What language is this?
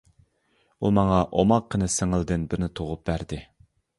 Uyghur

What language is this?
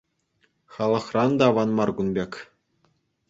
Chuvash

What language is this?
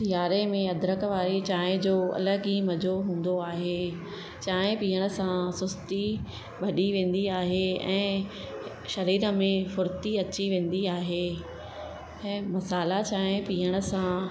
Sindhi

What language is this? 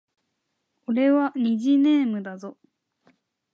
Japanese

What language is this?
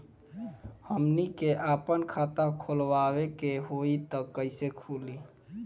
Bhojpuri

